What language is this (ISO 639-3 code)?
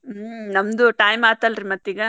kan